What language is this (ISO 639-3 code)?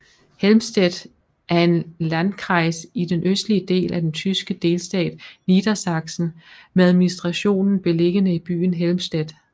dan